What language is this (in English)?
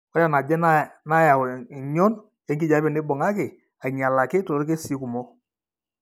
Masai